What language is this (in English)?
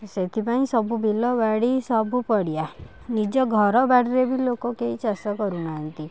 Odia